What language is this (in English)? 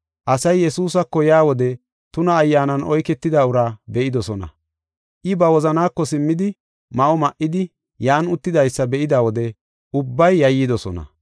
Gofa